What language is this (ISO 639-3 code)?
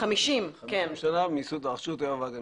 heb